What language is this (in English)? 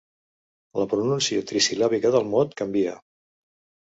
Catalan